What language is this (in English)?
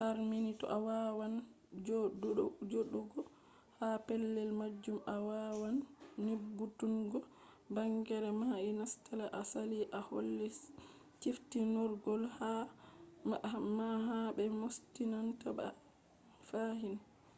Fula